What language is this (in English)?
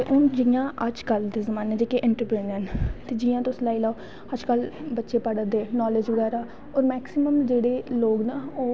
Dogri